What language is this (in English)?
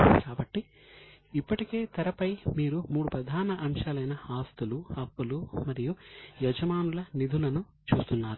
Telugu